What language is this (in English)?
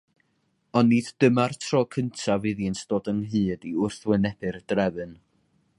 Welsh